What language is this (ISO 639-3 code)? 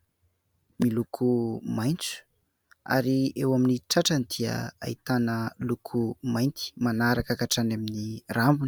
mlg